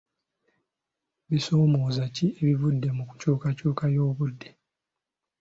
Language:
Ganda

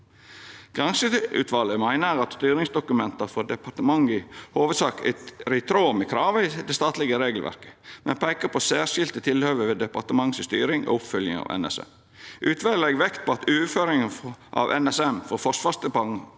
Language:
Norwegian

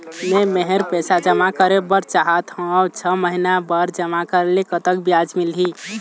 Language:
Chhattisgarhi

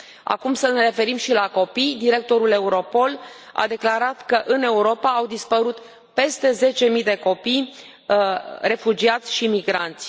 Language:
Romanian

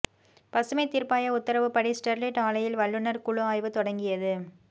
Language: Tamil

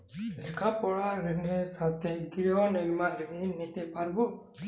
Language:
Bangla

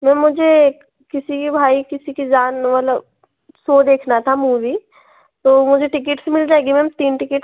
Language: Hindi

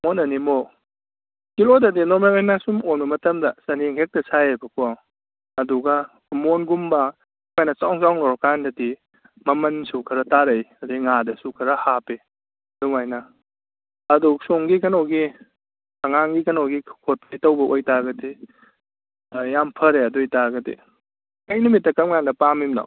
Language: Manipuri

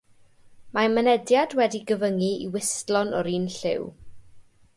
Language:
Welsh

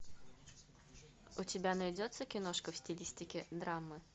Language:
Russian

